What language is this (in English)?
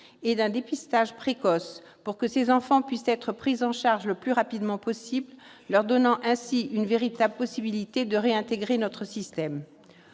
French